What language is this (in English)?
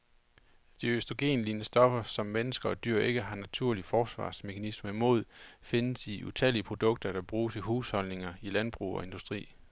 Danish